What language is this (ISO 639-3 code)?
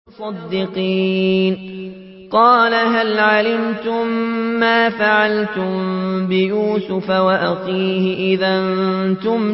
ara